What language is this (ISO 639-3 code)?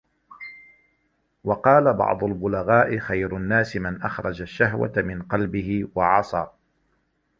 ara